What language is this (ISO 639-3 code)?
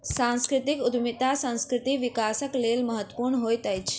mai